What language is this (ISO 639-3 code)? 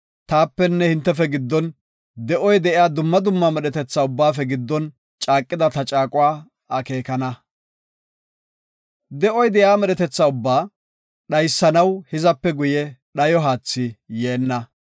gof